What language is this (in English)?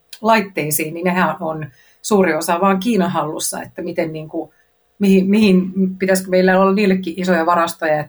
Finnish